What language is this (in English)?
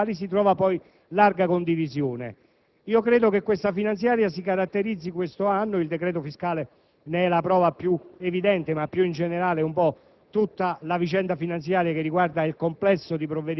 Italian